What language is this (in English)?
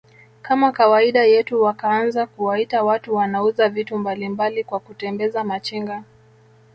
Swahili